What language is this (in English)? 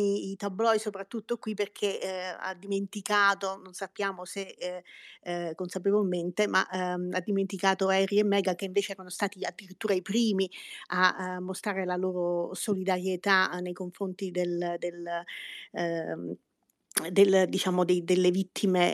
Italian